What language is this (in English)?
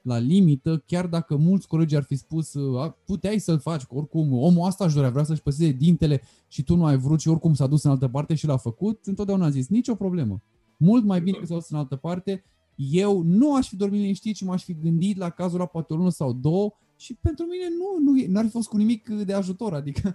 Romanian